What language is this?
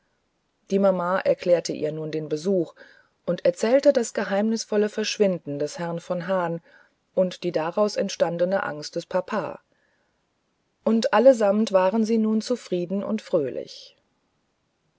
German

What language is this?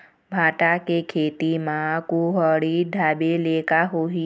Chhattisgarhi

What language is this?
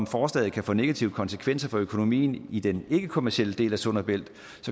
Danish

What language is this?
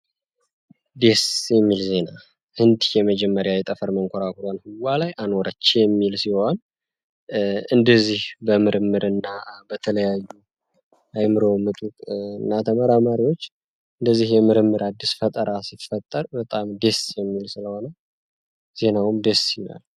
Amharic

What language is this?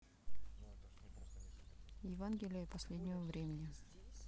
Russian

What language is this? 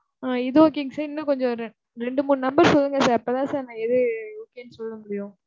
Tamil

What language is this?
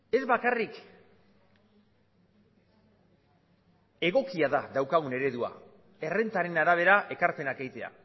Basque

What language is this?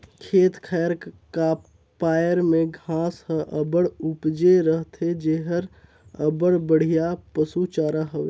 Chhattisgarhi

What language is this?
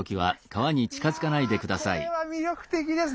Japanese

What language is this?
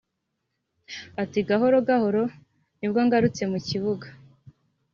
Kinyarwanda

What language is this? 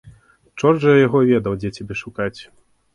Belarusian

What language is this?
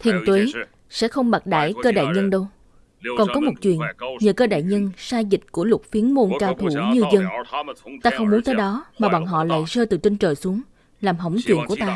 Vietnamese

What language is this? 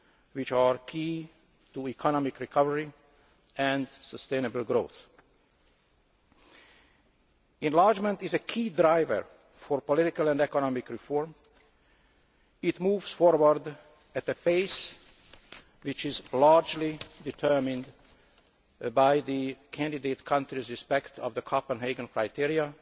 English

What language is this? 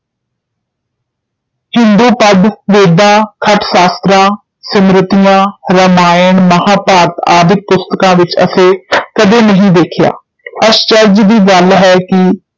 Punjabi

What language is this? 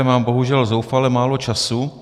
Czech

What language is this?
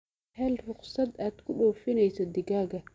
Somali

